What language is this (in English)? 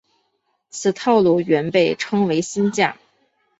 Chinese